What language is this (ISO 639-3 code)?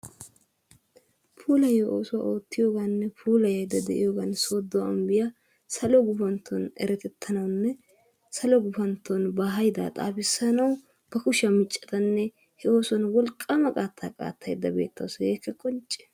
wal